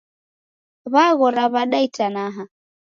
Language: Taita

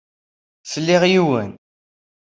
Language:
Kabyle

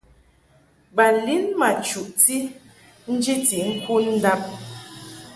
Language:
Mungaka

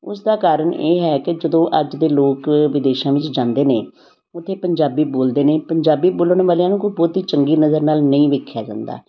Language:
Punjabi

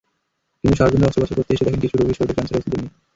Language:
Bangla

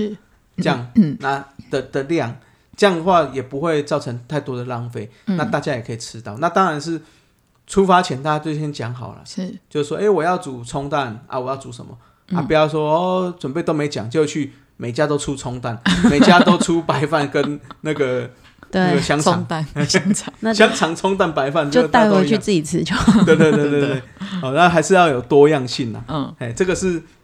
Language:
Chinese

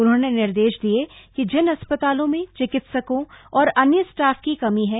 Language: Hindi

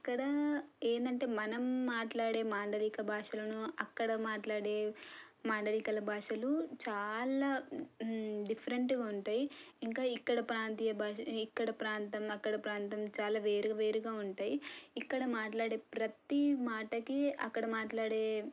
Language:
Telugu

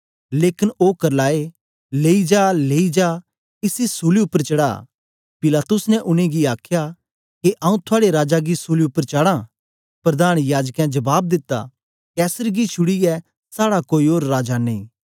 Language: Dogri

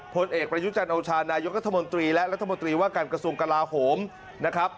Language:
Thai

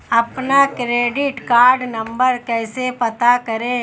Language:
Hindi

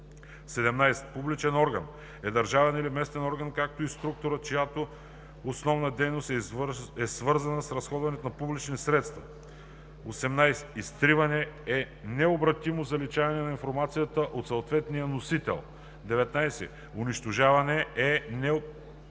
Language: Bulgarian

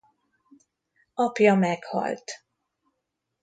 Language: Hungarian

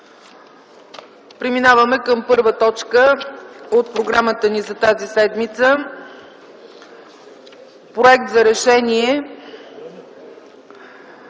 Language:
Bulgarian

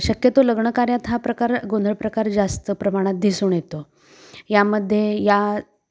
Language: Marathi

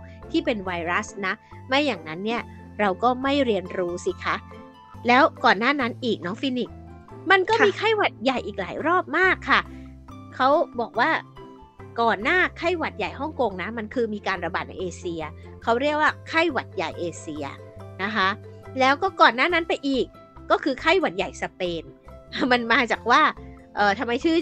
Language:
Thai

